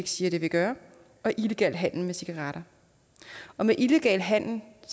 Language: Danish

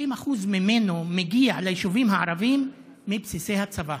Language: Hebrew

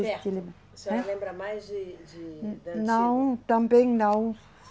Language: Portuguese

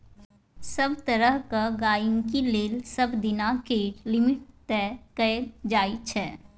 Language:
Maithili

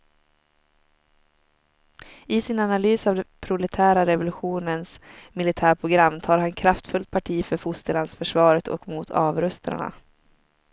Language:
Swedish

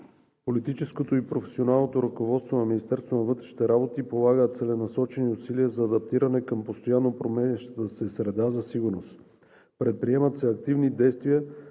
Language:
Bulgarian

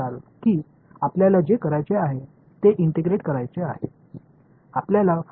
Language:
Tamil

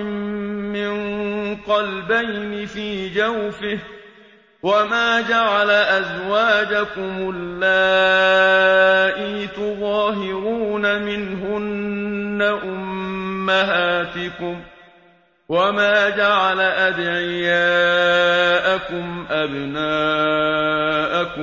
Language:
Arabic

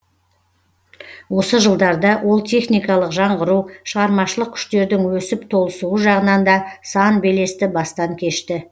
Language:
Kazakh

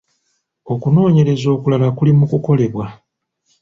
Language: Ganda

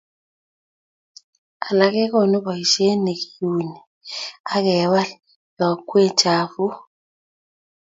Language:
Kalenjin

